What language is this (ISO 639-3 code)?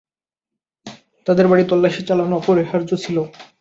ben